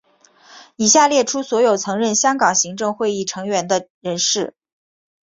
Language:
Chinese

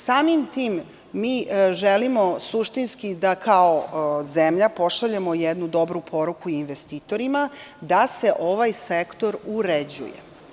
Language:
Serbian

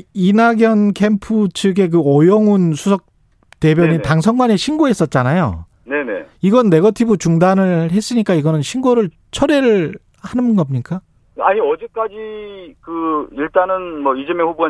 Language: Korean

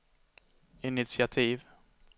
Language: Swedish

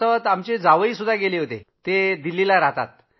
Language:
Marathi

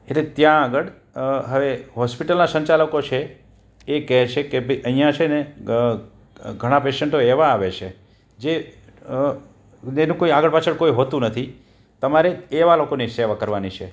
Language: Gujarati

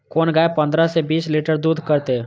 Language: Maithili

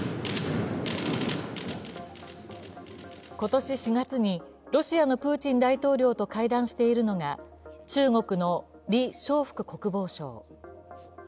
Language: Japanese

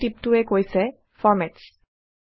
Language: Assamese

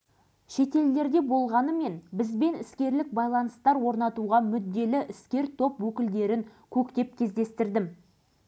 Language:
Kazakh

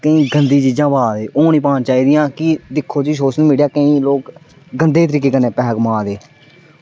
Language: Dogri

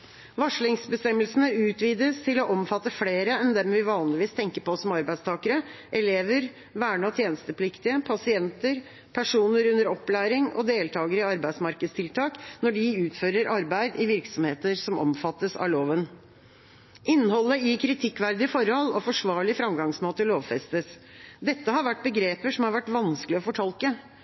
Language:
Norwegian Bokmål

